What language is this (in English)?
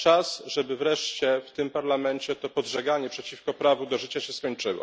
Polish